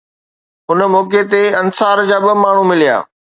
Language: Sindhi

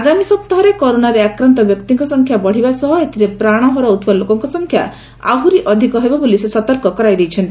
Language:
Odia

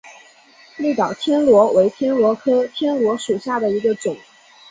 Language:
Chinese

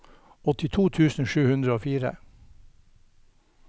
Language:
Norwegian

